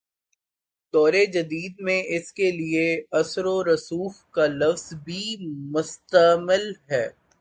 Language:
Urdu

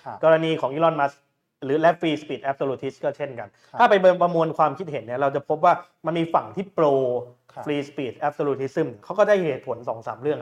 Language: Thai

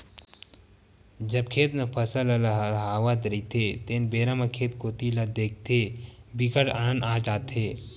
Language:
Chhattisgarhi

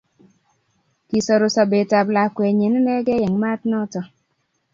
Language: Kalenjin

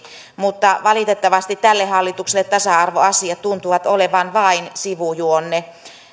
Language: Finnish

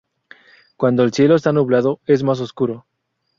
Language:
Spanish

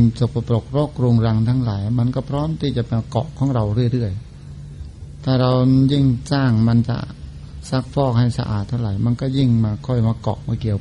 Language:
Thai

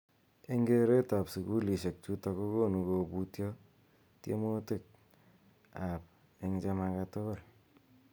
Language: Kalenjin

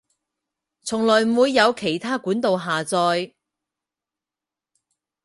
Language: Cantonese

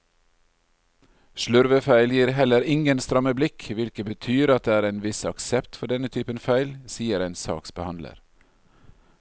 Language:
Norwegian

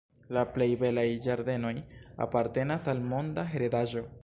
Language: Esperanto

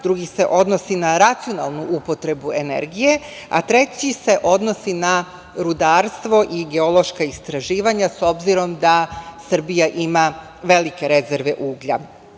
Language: Serbian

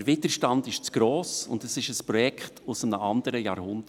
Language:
Swiss German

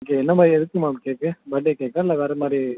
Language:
Tamil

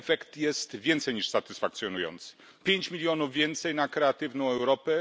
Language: Polish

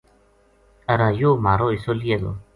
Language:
Gujari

